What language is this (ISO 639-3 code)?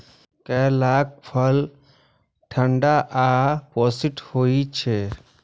mai